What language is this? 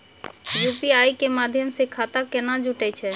Maithili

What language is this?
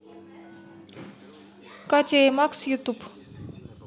Russian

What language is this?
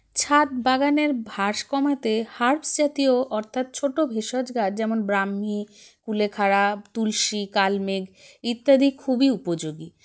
Bangla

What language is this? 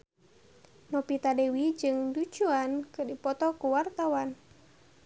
Sundanese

